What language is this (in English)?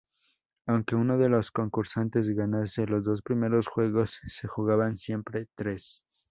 Spanish